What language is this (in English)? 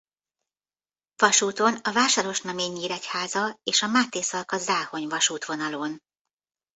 Hungarian